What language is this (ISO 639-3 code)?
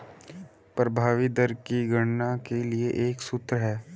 hin